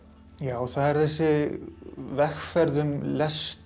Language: Icelandic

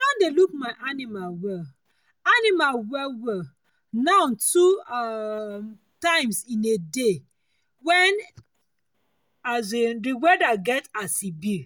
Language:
Nigerian Pidgin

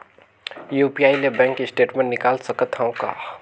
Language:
Chhattisgarhi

